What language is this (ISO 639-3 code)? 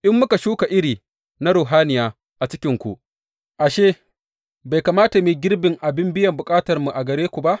hau